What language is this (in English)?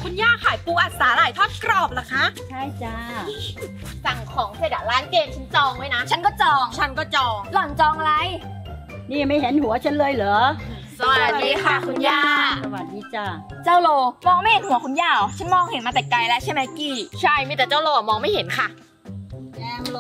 Thai